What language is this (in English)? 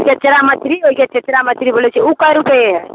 Maithili